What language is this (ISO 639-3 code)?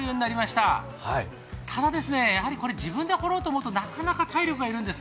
jpn